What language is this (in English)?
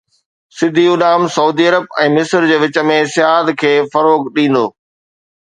Sindhi